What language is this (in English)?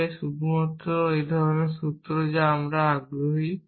Bangla